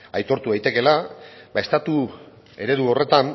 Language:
Basque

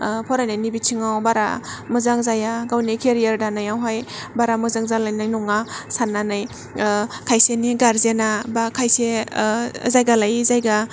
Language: Bodo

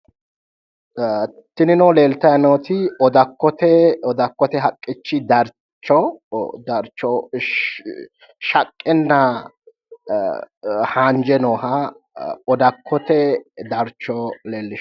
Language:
Sidamo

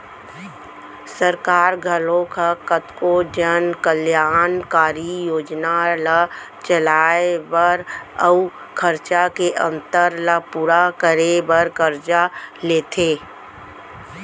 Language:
Chhattisgarhi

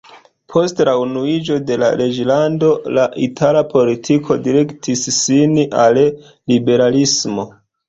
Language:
Esperanto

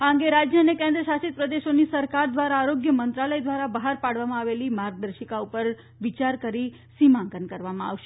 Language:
Gujarati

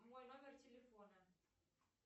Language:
Russian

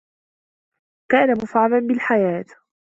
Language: Arabic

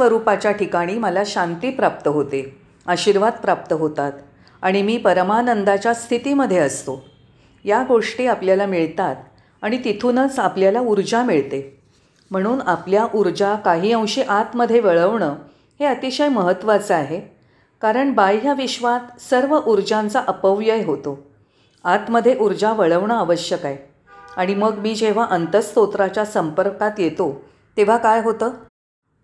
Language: Marathi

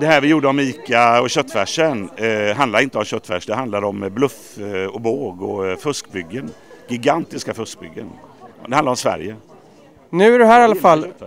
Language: Swedish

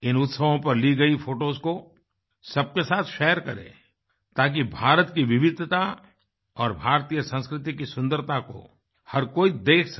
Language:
Hindi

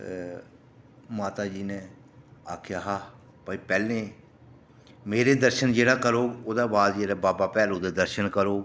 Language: Dogri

